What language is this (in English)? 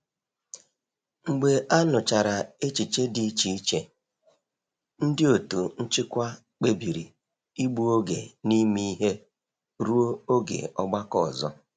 Igbo